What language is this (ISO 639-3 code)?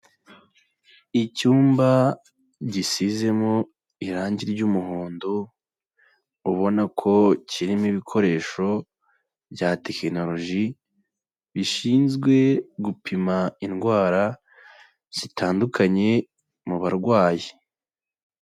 kin